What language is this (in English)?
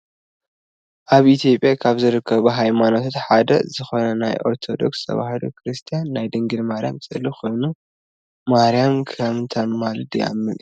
Tigrinya